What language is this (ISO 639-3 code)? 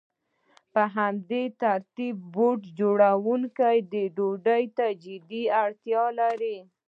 pus